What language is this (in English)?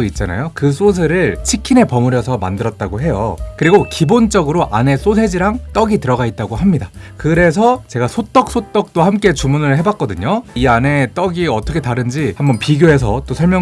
Korean